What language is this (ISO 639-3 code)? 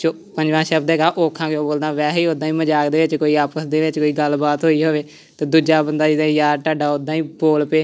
pan